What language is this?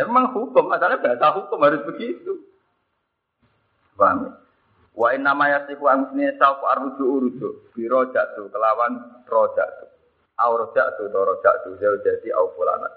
Malay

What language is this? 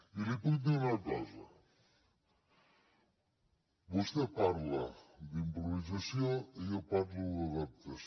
Catalan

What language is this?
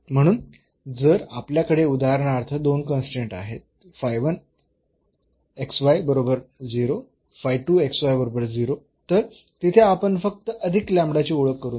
Marathi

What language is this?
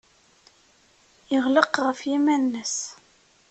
Kabyle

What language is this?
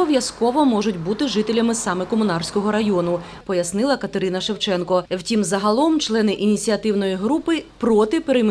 Ukrainian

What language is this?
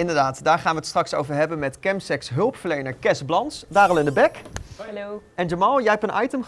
Dutch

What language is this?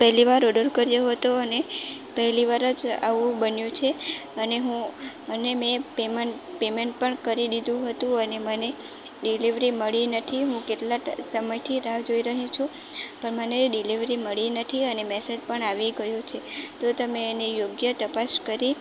Gujarati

